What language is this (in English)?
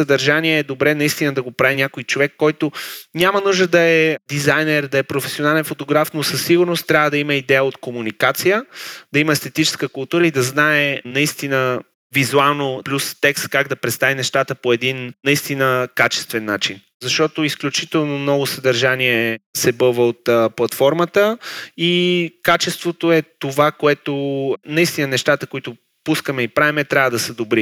Bulgarian